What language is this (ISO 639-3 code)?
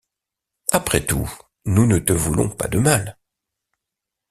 fra